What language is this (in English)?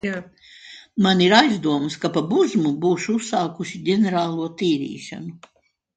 Latvian